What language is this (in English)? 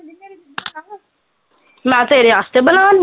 Punjabi